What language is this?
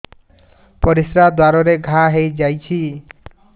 Odia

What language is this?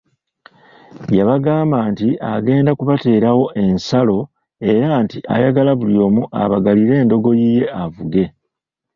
Ganda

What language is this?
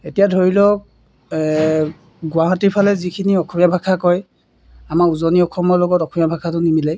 Assamese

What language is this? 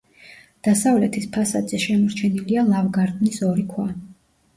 Georgian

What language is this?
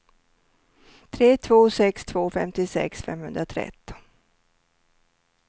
Swedish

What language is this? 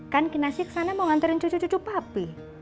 Indonesian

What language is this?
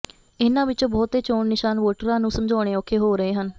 Punjabi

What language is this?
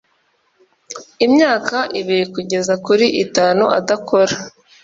Kinyarwanda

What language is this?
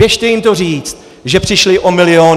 Czech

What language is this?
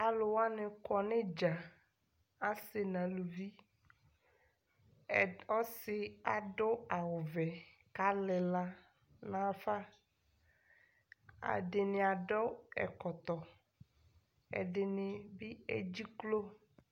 Ikposo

